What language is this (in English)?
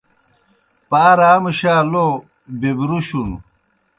Kohistani Shina